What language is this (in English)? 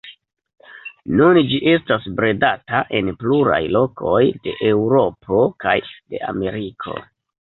Esperanto